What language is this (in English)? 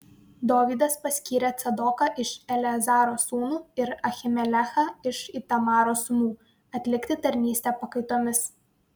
Lithuanian